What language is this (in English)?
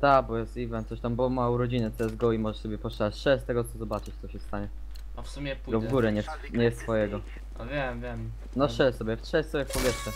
Polish